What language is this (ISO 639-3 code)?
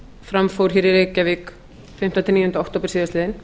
isl